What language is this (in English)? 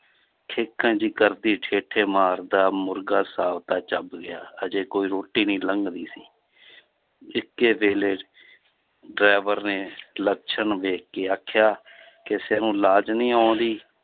Punjabi